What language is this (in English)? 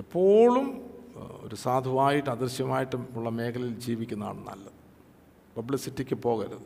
Malayalam